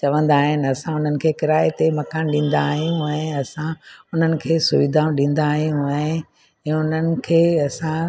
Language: Sindhi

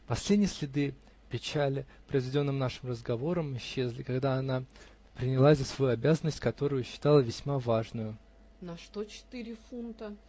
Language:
Russian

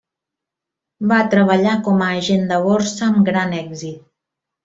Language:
Catalan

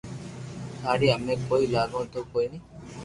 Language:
Loarki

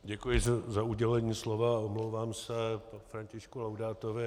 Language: Czech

